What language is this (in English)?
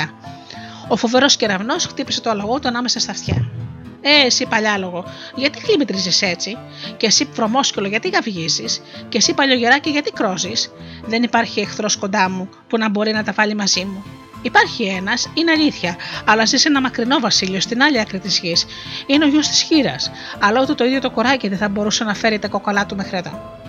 Greek